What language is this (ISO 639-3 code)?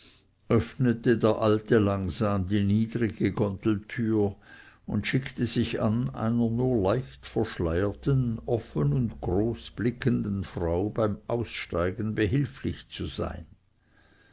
deu